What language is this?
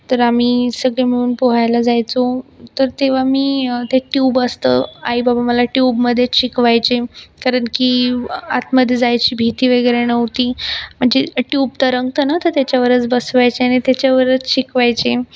Marathi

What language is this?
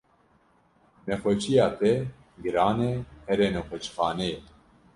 Kurdish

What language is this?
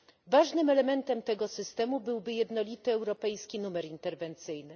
Polish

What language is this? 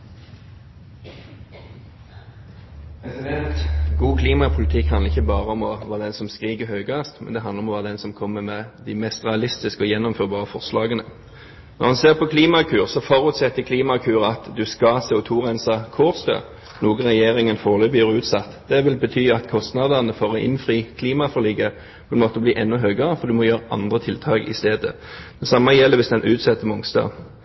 Norwegian Bokmål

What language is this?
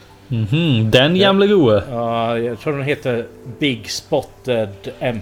Swedish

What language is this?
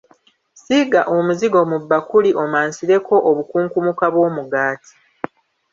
Ganda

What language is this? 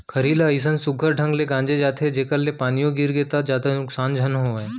Chhattisgarhi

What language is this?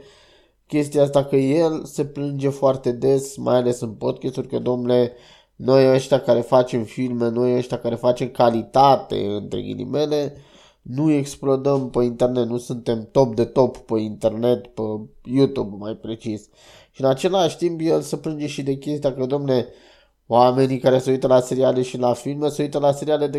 Romanian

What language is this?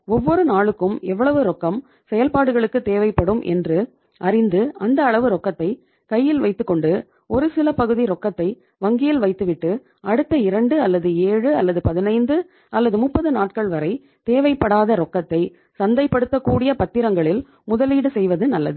Tamil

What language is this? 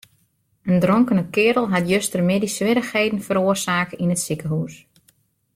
Western Frisian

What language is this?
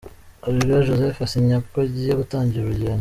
Kinyarwanda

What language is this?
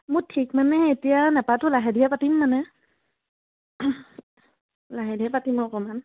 Assamese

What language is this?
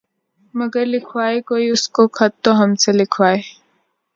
Urdu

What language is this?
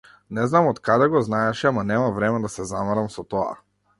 Macedonian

